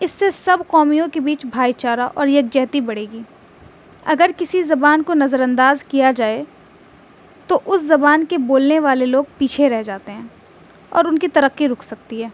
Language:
Urdu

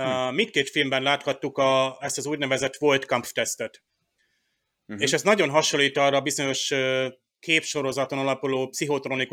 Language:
Hungarian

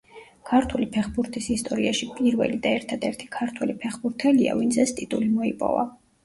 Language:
Georgian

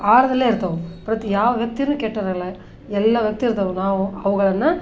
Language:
Kannada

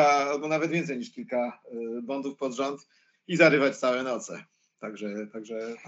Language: Polish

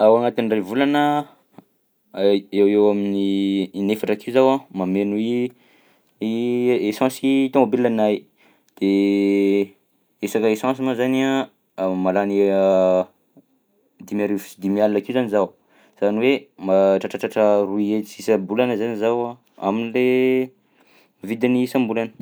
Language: Southern Betsimisaraka Malagasy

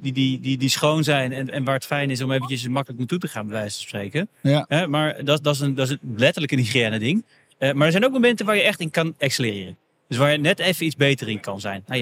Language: Dutch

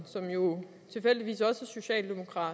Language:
Danish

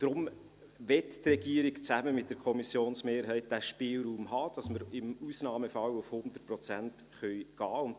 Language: Swiss German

